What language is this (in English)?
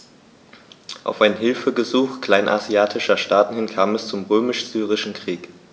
German